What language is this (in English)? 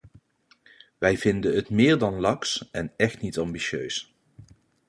Dutch